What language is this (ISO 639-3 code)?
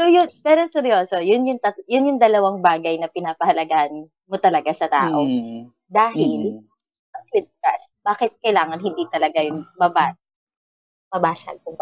fil